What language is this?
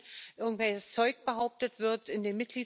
Dutch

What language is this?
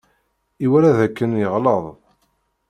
Kabyle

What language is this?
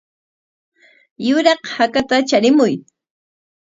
Corongo Ancash Quechua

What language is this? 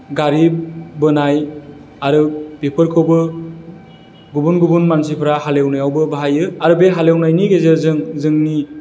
Bodo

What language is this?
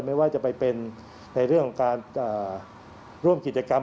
Thai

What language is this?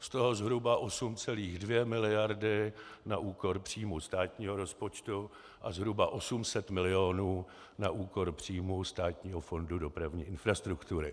Czech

